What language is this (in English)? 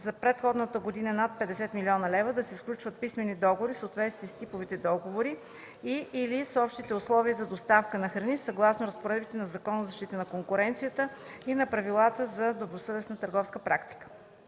Bulgarian